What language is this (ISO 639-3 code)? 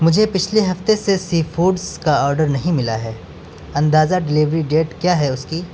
urd